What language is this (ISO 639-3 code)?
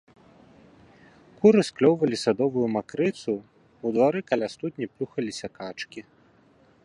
bel